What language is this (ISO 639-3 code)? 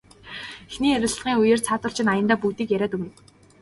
mon